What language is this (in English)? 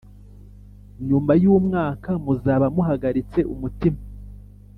Kinyarwanda